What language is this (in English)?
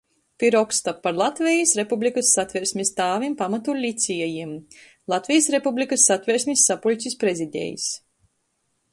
Latgalian